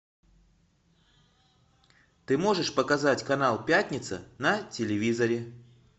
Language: Russian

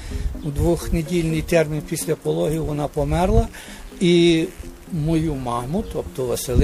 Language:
Ukrainian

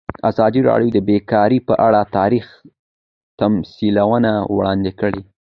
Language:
Pashto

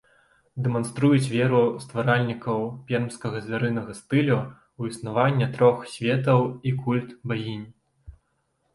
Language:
Belarusian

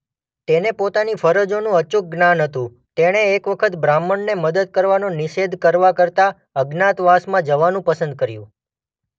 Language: Gujarati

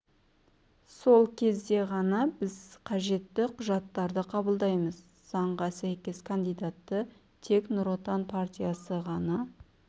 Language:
Kazakh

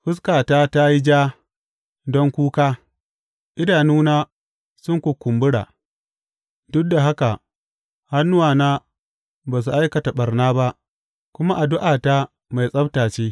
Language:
Hausa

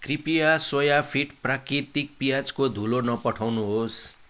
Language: Nepali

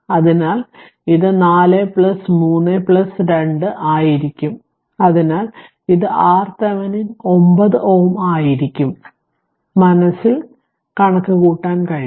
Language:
Malayalam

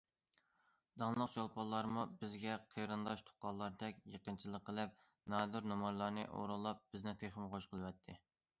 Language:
Uyghur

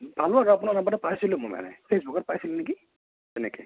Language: Assamese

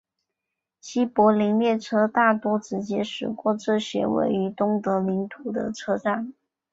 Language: Chinese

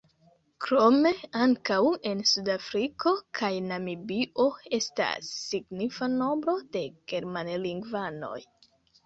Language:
Esperanto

